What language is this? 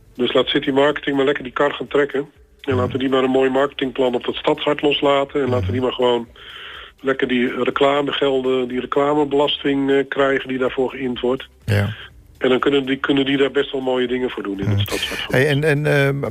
Dutch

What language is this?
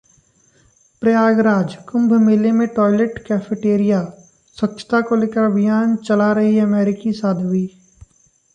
Hindi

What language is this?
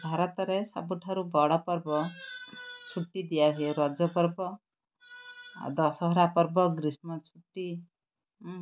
Odia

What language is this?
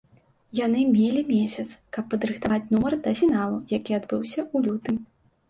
Belarusian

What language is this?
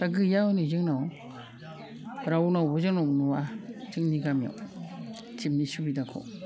Bodo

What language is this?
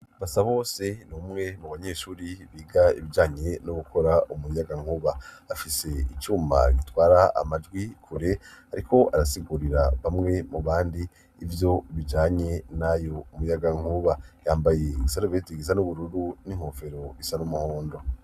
Rundi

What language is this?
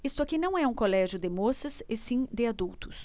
Portuguese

